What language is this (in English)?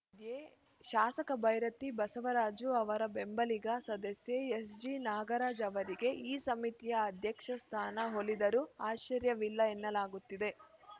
Kannada